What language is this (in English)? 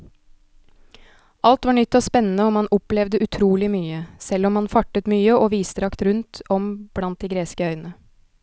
Norwegian